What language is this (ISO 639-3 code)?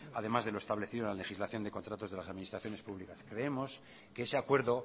spa